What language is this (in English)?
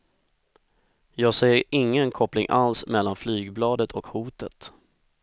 Swedish